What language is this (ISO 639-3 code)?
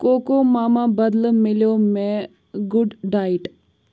kas